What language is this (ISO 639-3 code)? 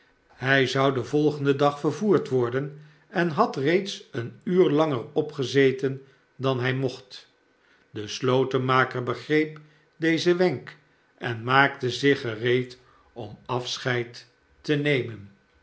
nld